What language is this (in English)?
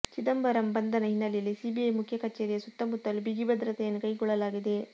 Kannada